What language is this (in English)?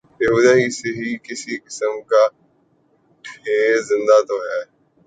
Urdu